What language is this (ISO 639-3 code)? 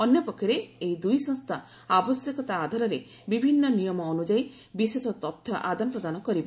ori